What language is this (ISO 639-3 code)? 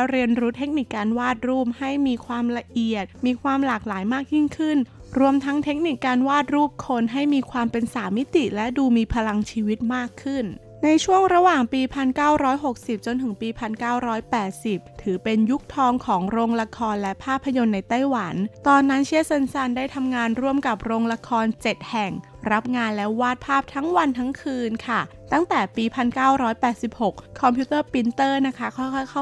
tha